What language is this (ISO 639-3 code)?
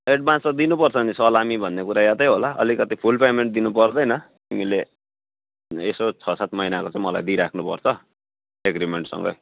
nep